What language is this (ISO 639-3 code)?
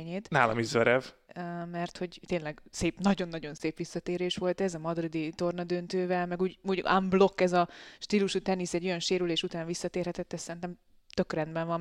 hun